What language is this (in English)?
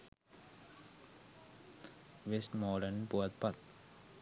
Sinhala